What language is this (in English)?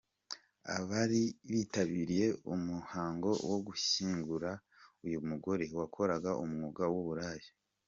Kinyarwanda